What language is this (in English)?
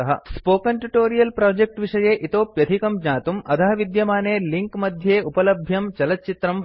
Sanskrit